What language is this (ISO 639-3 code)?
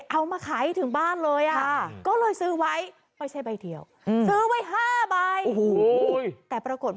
tha